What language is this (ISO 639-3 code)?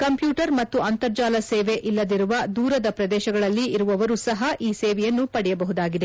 kan